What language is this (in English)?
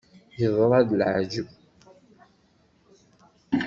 Kabyle